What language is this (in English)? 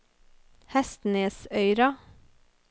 Norwegian